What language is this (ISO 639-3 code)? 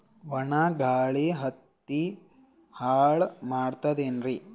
kan